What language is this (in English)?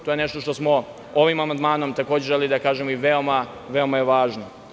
Serbian